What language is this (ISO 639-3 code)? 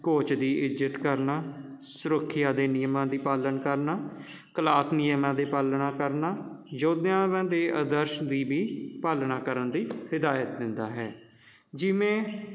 pan